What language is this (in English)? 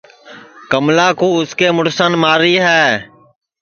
Sansi